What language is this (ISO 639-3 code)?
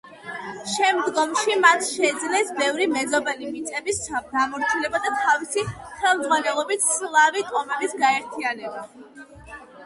kat